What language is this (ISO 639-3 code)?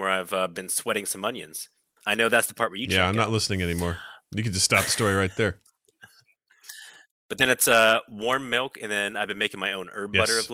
eng